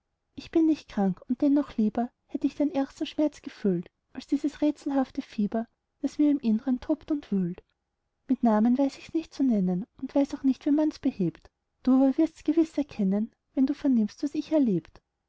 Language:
German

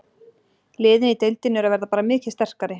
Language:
Icelandic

